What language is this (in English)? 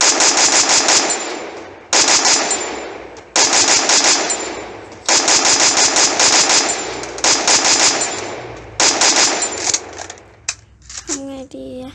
Thai